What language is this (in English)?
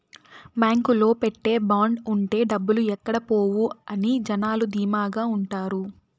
Telugu